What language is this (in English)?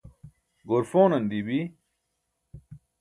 Burushaski